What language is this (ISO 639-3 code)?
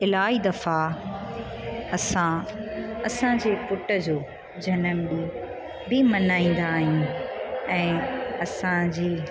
snd